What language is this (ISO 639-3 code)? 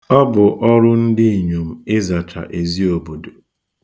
ibo